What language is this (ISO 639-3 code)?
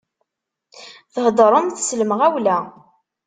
kab